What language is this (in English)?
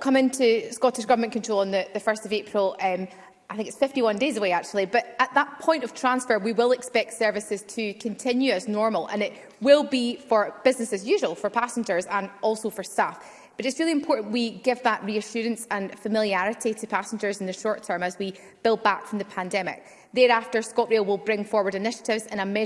English